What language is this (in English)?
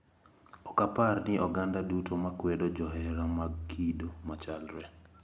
Luo (Kenya and Tanzania)